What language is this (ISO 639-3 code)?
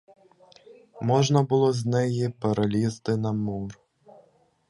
ukr